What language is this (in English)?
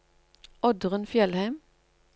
Norwegian